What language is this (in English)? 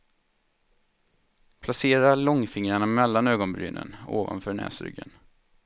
Swedish